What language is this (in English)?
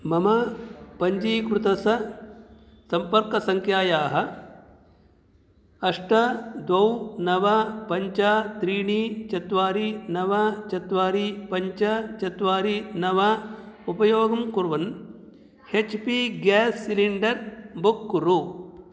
Sanskrit